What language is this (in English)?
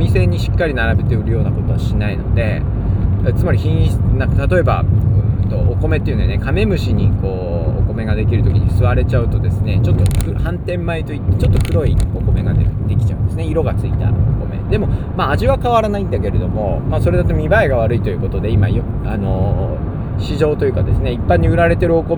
Japanese